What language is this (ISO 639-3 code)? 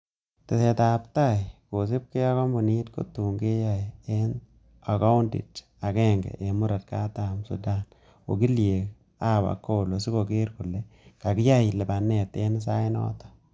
kln